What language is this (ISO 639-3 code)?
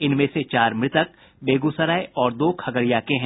hin